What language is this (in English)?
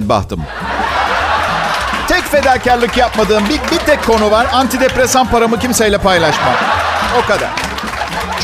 Turkish